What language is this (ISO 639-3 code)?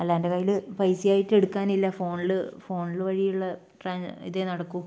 mal